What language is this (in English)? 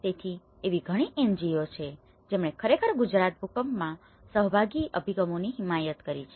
Gujarati